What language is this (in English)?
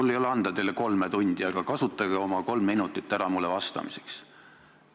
Estonian